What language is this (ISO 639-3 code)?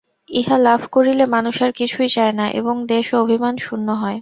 ben